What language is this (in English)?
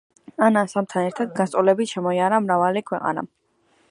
Georgian